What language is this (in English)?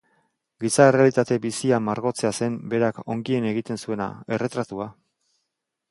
Basque